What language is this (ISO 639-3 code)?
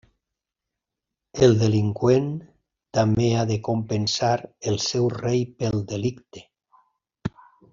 cat